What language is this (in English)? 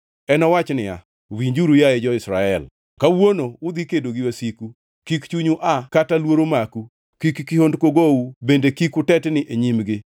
Luo (Kenya and Tanzania)